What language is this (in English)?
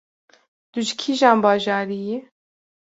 Kurdish